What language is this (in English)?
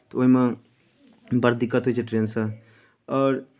Maithili